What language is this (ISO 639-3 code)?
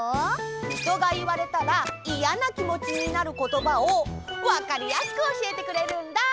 jpn